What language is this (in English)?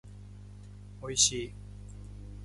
Japanese